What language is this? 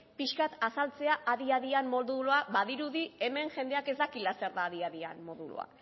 Basque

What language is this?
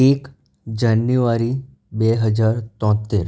Gujarati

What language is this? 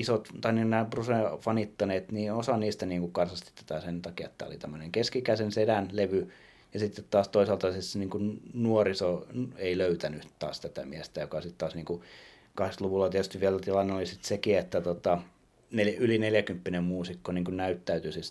Finnish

